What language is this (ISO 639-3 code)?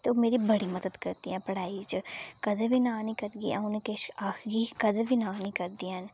doi